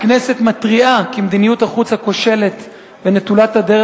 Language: Hebrew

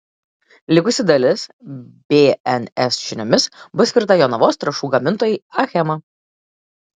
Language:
Lithuanian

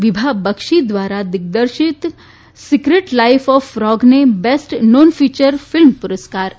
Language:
Gujarati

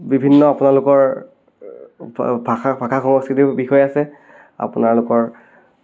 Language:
Assamese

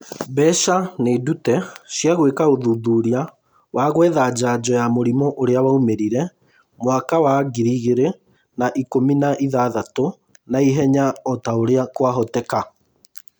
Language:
Kikuyu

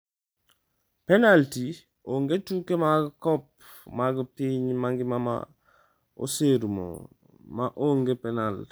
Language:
Luo (Kenya and Tanzania)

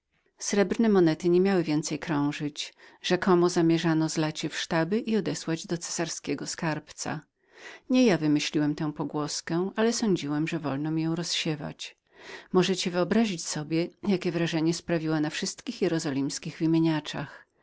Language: Polish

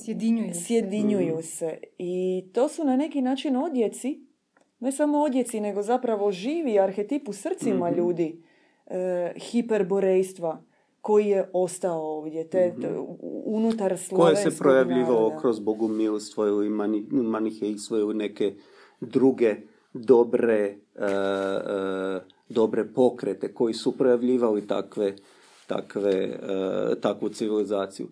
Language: Croatian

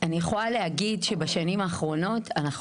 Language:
Hebrew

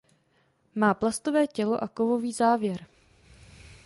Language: Czech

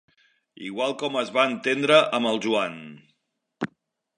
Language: Catalan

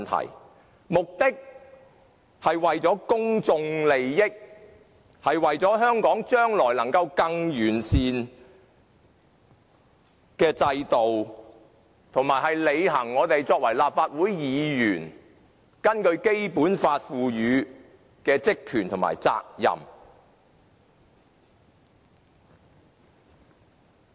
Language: Cantonese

